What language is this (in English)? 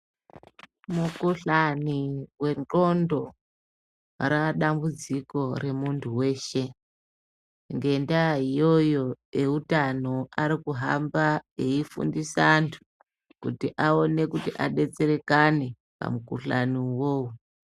Ndau